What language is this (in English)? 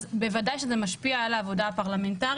Hebrew